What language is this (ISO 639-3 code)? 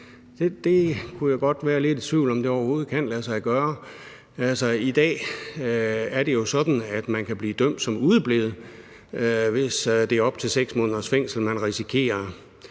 dan